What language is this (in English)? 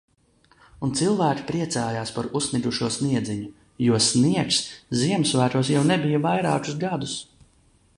Latvian